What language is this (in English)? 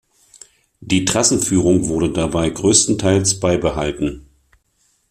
German